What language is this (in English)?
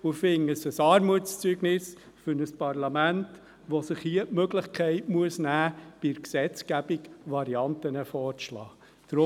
Swiss German